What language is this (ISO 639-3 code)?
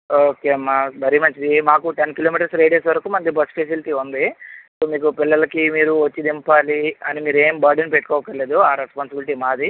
tel